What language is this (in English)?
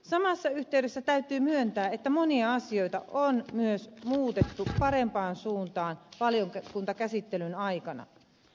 Finnish